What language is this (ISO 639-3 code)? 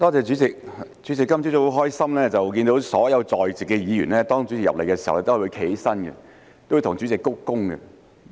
yue